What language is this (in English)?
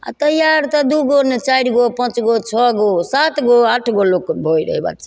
Maithili